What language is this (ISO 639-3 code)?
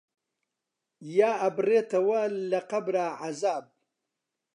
ckb